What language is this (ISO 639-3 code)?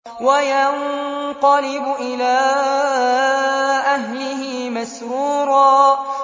ara